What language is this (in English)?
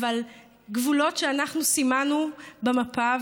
Hebrew